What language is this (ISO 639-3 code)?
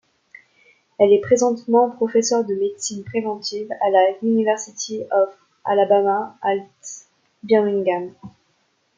fra